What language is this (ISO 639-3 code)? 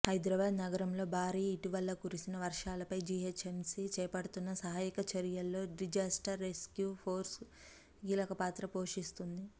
tel